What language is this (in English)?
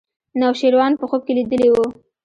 Pashto